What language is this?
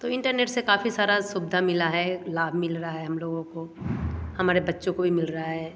Hindi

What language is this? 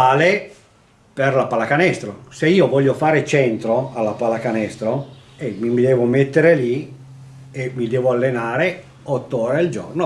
Italian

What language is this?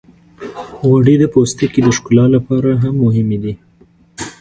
Pashto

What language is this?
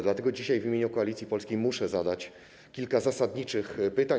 Polish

